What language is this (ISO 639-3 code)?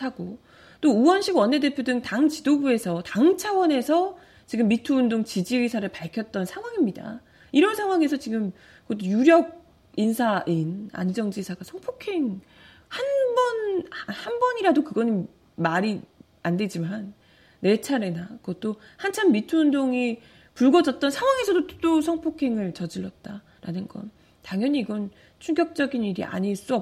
kor